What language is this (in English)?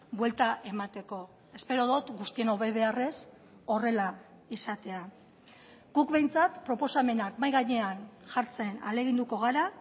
Basque